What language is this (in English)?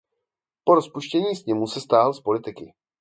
Czech